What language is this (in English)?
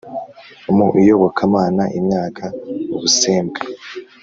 Kinyarwanda